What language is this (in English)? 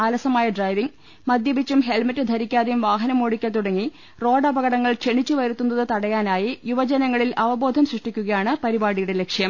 Malayalam